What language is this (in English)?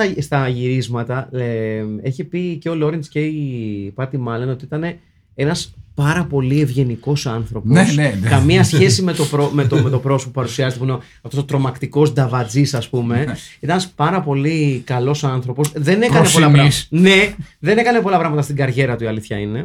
Greek